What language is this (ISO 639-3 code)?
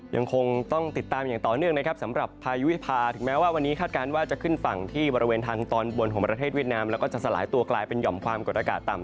tha